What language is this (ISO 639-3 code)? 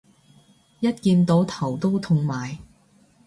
yue